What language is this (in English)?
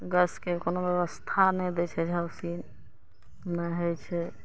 Maithili